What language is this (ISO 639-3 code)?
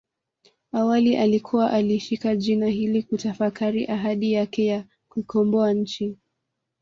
swa